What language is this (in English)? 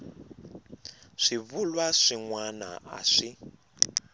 Tsonga